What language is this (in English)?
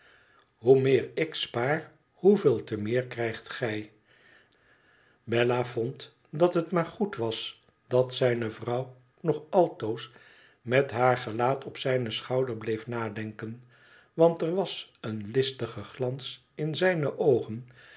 Dutch